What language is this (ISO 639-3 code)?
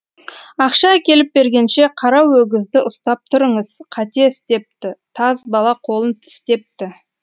kaz